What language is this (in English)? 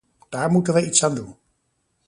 Dutch